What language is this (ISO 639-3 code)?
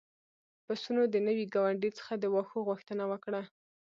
pus